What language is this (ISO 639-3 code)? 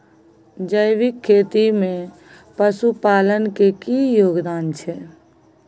mai